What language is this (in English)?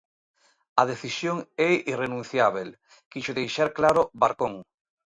Galician